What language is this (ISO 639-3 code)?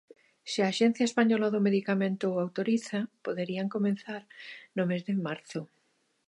glg